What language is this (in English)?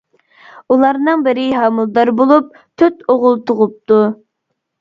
Uyghur